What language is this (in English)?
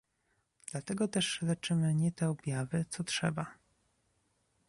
Polish